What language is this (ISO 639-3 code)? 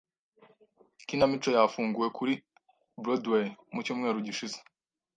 kin